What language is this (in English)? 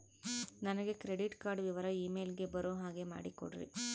Kannada